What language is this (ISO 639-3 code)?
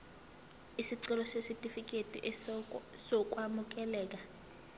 zul